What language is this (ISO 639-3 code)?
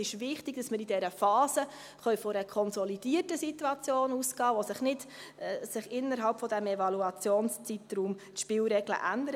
gsw